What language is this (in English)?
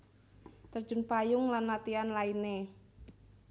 Javanese